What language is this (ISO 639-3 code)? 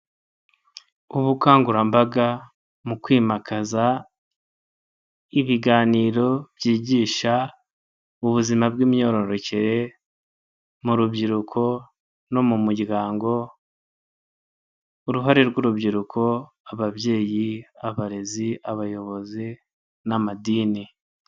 kin